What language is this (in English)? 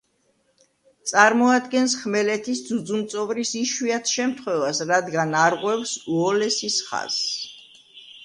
Georgian